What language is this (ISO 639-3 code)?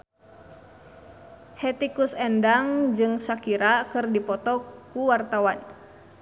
sun